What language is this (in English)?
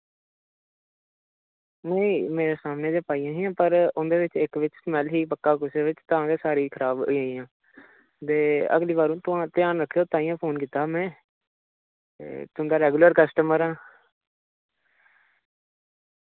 Dogri